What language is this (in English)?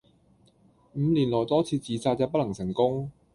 Cantonese